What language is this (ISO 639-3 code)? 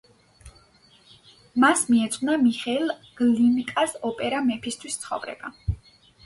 kat